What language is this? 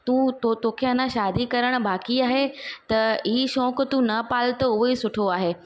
Sindhi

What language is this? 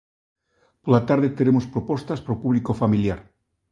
Galician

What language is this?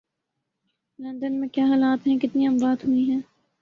Urdu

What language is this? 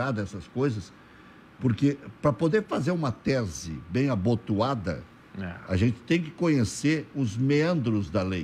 Portuguese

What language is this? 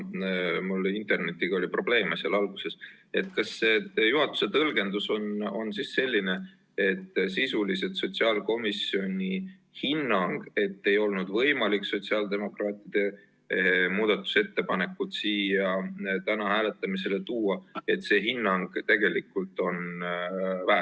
Estonian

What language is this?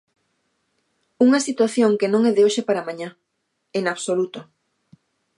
Galician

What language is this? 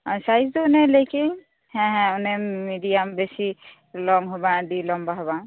Santali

